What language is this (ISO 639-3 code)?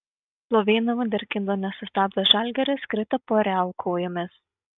lit